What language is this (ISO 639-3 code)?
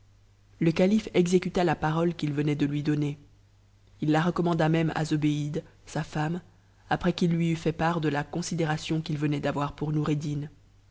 fra